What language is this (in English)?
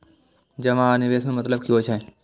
Maithili